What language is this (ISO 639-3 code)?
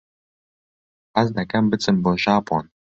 ckb